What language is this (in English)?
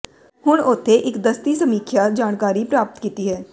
Punjabi